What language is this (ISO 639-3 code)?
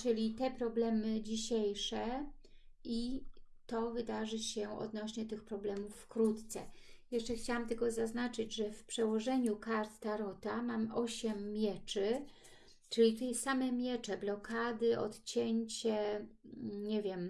pol